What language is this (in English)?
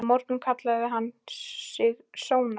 Icelandic